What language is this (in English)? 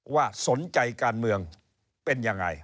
Thai